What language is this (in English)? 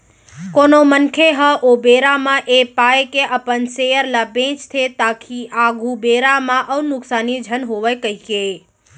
Chhattisgarhi